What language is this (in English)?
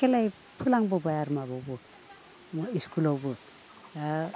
Bodo